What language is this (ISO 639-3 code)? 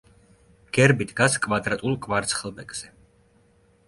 kat